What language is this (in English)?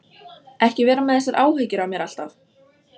Icelandic